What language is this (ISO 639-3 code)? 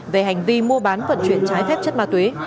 vie